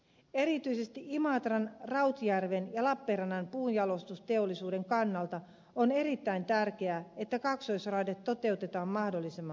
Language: Finnish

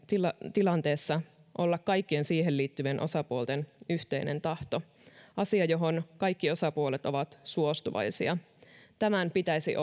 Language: Finnish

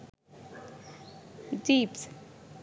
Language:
Sinhala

